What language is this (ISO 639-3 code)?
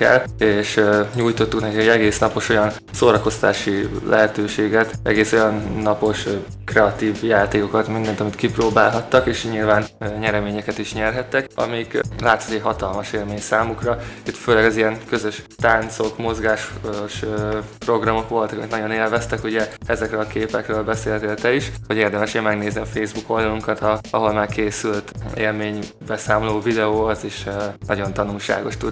hun